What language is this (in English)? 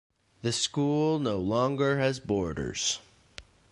English